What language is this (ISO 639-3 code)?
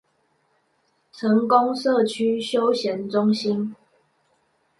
zho